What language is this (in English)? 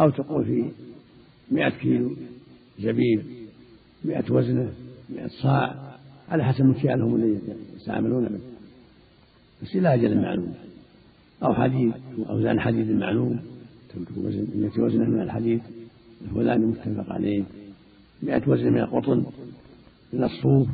Arabic